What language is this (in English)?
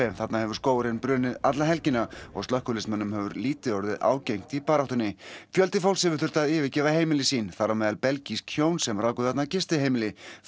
Icelandic